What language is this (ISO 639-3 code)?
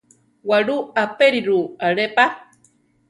tar